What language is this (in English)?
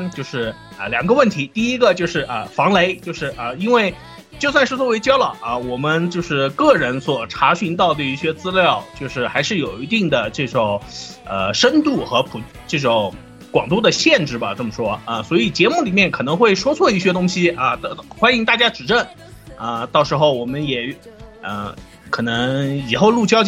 Chinese